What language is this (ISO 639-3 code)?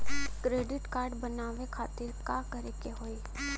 bho